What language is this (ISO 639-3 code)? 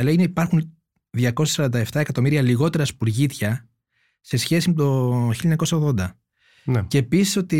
ell